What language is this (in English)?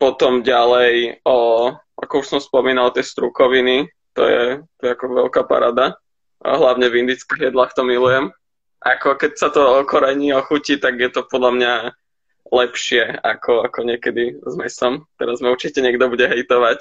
Slovak